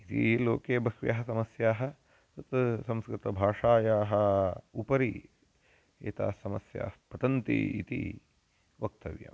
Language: Sanskrit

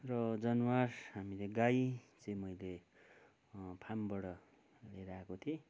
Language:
Nepali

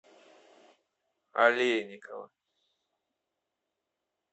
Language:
Russian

